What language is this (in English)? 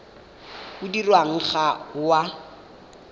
Tswana